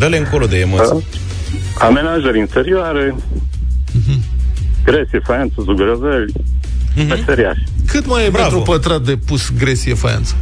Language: Romanian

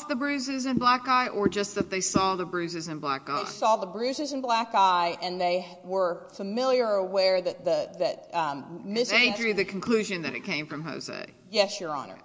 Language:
English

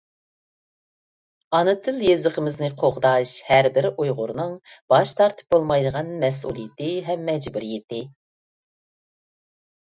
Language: Uyghur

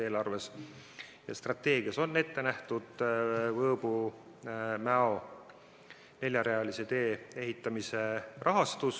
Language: Estonian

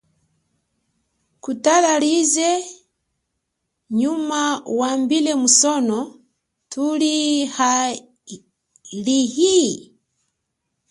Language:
Chokwe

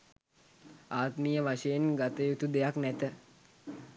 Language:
Sinhala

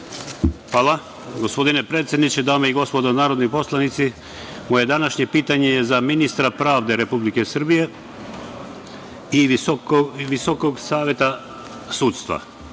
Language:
Serbian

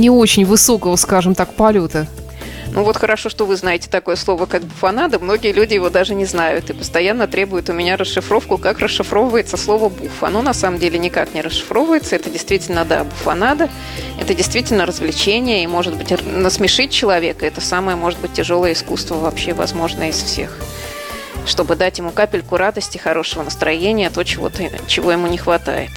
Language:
Russian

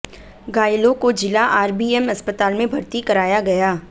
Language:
Hindi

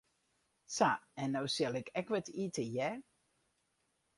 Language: Western Frisian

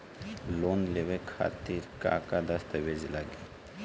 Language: Bhojpuri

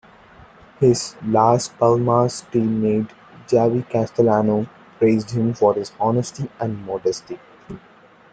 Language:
English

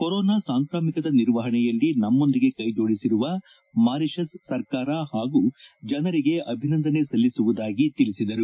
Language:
Kannada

